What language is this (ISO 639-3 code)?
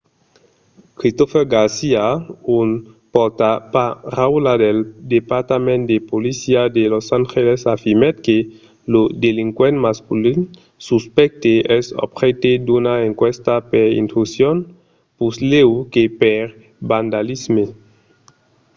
oci